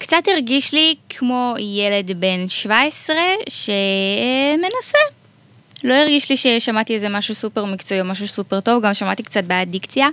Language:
Hebrew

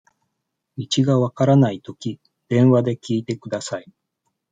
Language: Japanese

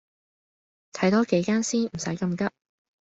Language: Cantonese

